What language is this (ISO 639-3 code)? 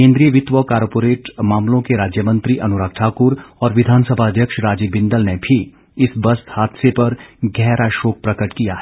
hin